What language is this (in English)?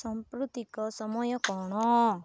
Odia